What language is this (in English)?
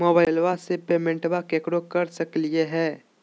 Magahi